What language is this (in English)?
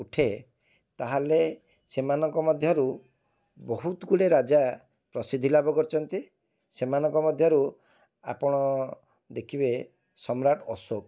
Odia